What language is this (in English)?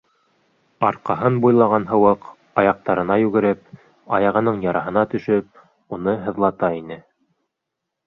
Bashkir